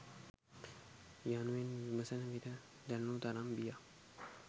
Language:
Sinhala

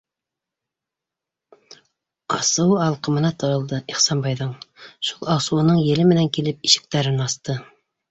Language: Bashkir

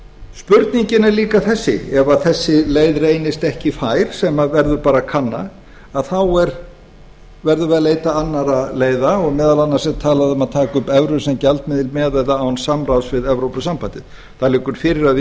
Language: Icelandic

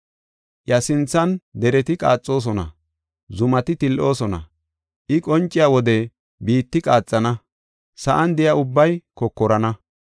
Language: Gofa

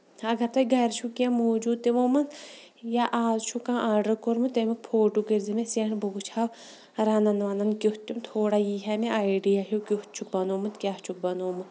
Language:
Kashmiri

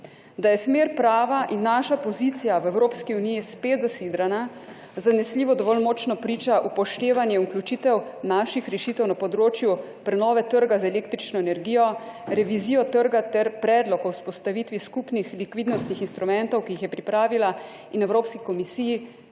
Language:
Slovenian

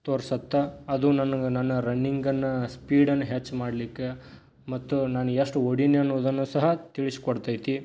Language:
Kannada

